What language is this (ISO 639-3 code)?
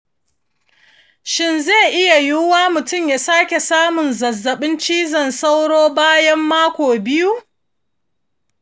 hau